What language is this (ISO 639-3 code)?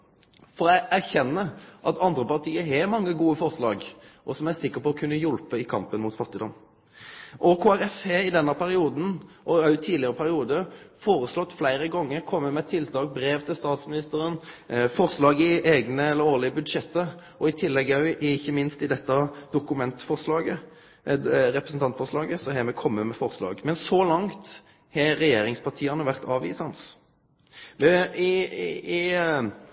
nno